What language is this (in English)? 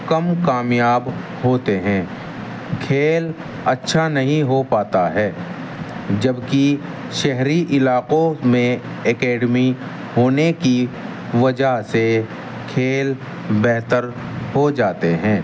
Urdu